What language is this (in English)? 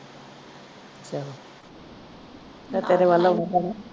Punjabi